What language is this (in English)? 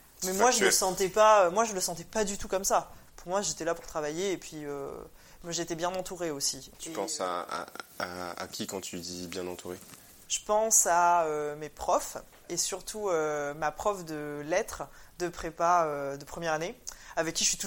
French